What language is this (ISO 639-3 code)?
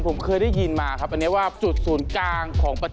tha